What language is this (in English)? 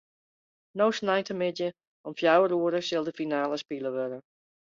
Western Frisian